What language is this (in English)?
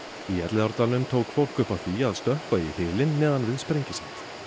Icelandic